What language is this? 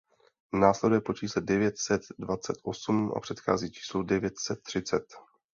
Czech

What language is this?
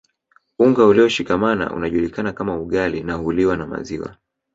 Swahili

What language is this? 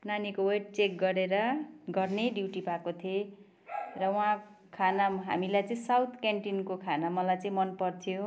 Nepali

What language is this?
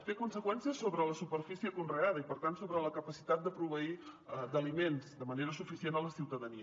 Catalan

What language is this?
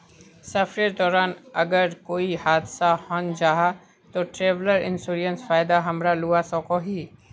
Magahi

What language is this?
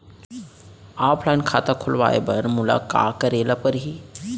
Chhattisgarhi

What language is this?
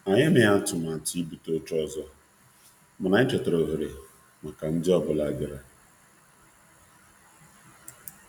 Igbo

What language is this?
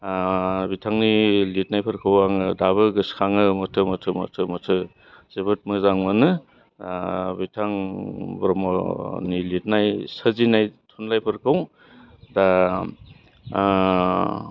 Bodo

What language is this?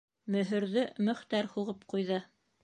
Bashkir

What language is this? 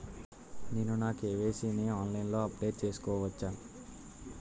Telugu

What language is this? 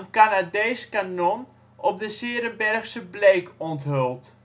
Dutch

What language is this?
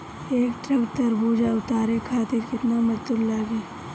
Bhojpuri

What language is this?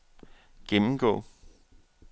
Danish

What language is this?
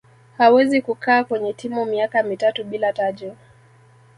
Swahili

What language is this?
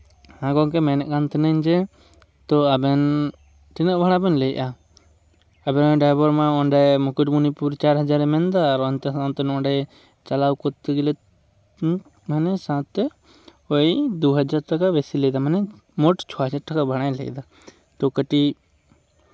Santali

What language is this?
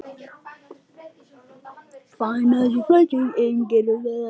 Icelandic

